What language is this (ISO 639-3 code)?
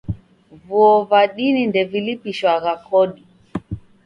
dav